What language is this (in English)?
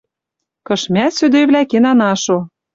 Western Mari